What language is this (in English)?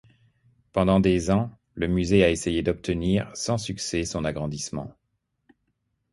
French